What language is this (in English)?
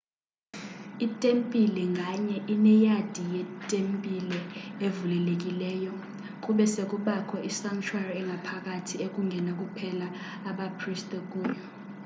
Xhosa